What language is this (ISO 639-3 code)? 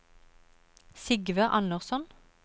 nor